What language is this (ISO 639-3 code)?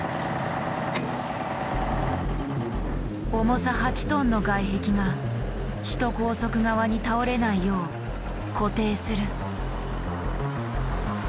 jpn